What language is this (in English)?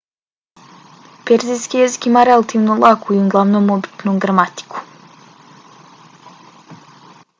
Bosnian